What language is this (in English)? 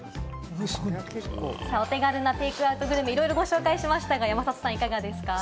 Japanese